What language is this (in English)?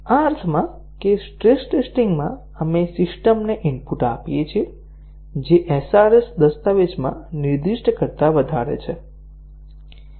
Gujarati